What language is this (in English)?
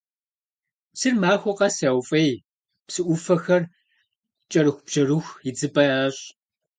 Kabardian